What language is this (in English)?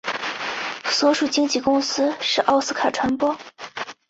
Chinese